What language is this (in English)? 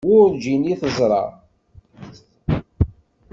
Kabyle